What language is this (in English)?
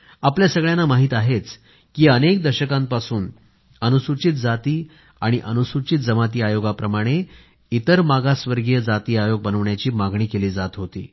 Marathi